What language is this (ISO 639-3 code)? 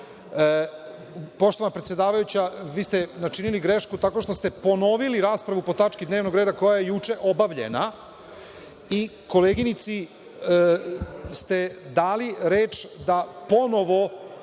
srp